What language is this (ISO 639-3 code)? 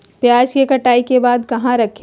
mag